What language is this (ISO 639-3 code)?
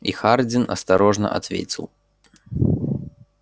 rus